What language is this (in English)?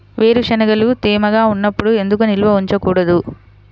Telugu